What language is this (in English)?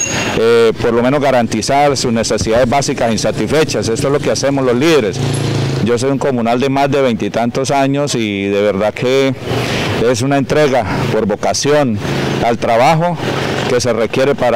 Spanish